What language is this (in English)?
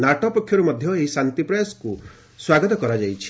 Odia